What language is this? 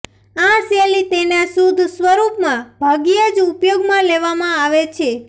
Gujarati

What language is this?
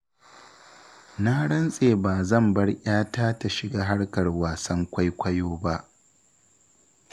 Hausa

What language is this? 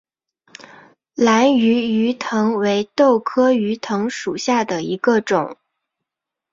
Chinese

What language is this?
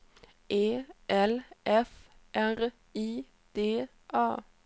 Swedish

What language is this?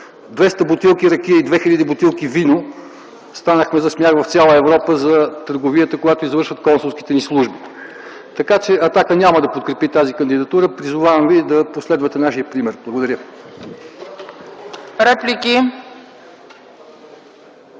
Bulgarian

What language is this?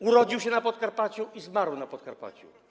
Polish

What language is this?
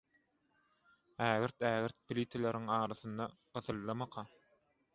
Turkmen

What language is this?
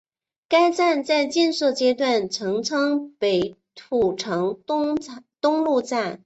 Chinese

